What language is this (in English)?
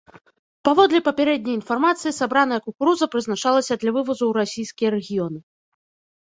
Belarusian